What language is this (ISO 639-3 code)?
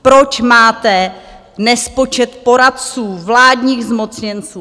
ces